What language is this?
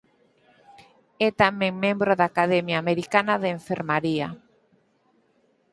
Galician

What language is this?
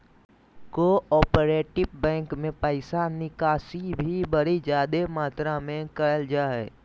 Magahi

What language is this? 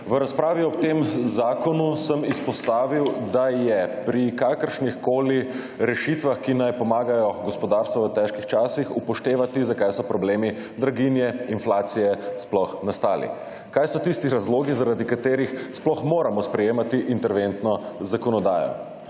Slovenian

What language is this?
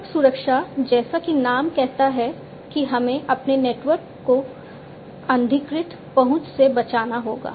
Hindi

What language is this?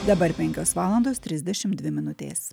Lithuanian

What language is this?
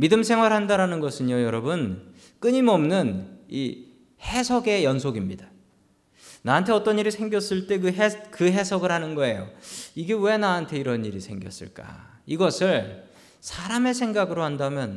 Korean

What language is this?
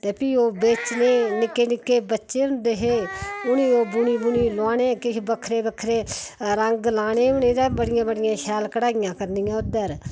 Dogri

